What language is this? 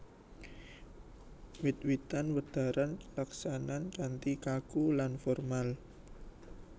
Javanese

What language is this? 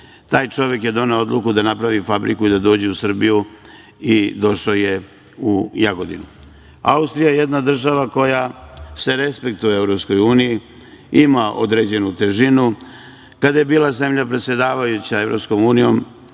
Serbian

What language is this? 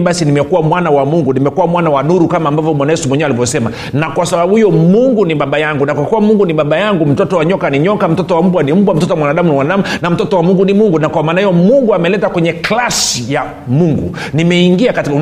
Swahili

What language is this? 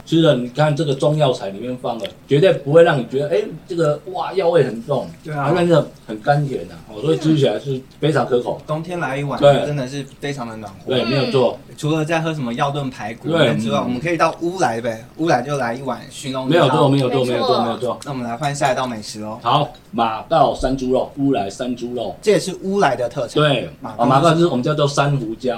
Chinese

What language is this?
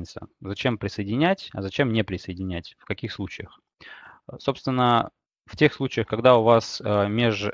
Russian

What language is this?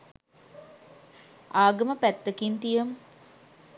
Sinhala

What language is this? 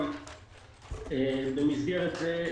Hebrew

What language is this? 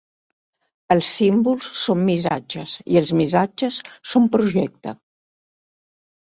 Catalan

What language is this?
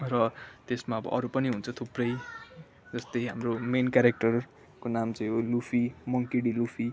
Nepali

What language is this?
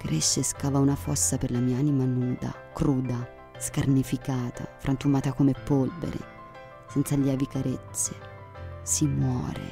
Italian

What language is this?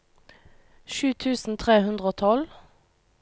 Norwegian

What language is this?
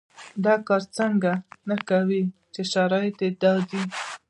Pashto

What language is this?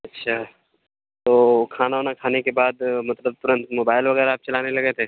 Urdu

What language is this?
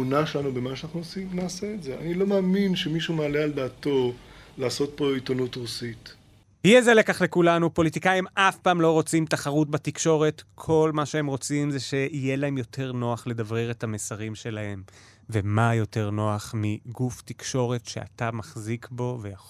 Hebrew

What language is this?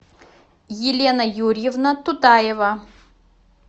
Russian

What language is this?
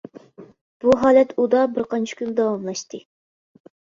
Uyghur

